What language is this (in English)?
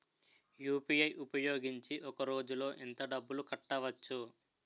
Telugu